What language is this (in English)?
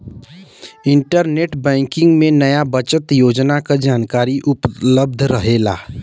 Bhojpuri